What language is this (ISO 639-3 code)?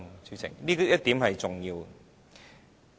yue